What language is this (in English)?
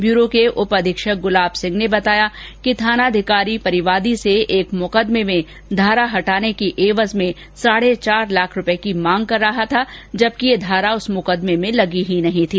Hindi